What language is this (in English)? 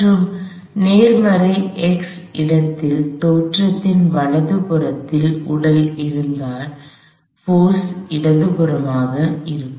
Tamil